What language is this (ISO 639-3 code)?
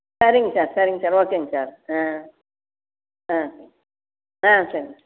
tam